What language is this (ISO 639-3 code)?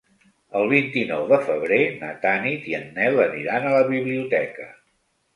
cat